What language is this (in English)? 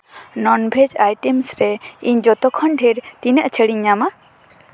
Santali